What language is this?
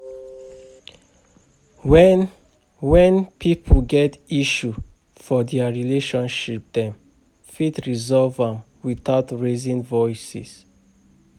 Nigerian Pidgin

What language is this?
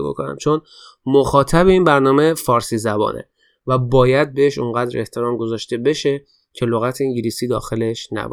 Persian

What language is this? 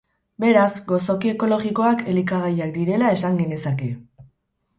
Basque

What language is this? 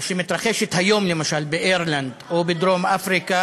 Hebrew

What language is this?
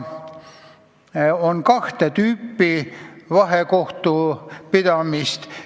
Estonian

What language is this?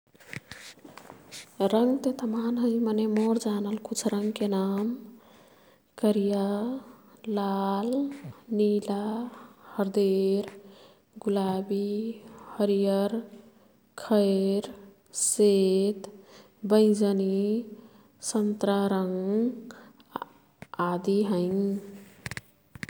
Kathoriya Tharu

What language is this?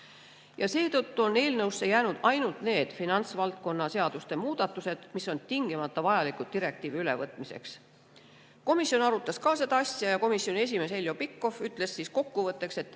Estonian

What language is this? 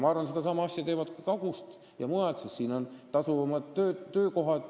Estonian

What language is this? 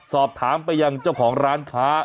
Thai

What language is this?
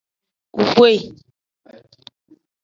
Aja (Benin)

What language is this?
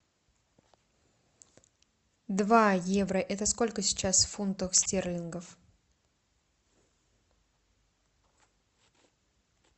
Russian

